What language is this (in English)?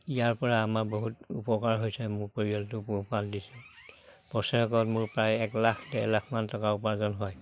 Assamese